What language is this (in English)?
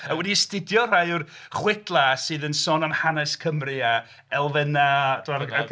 Welsh